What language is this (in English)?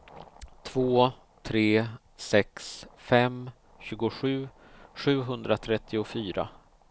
Swedish